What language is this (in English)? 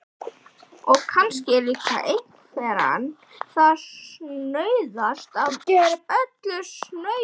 Icelandic